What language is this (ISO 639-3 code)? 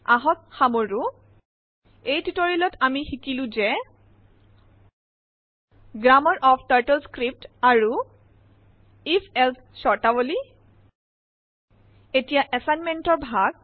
asm